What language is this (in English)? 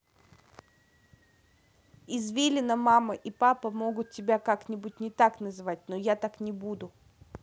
Russian